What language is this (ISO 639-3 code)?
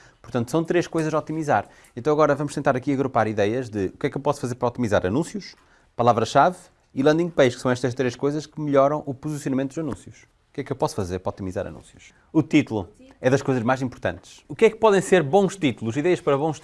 por